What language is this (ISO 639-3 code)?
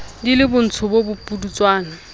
sot